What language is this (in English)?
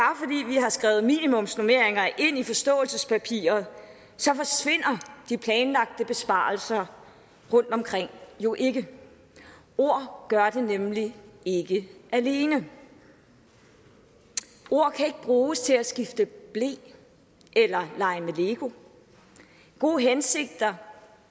Danish